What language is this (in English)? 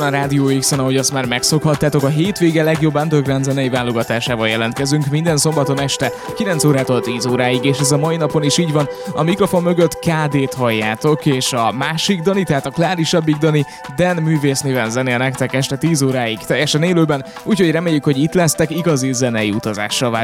Hungarian